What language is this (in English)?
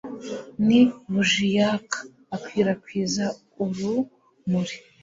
Kinyarwanda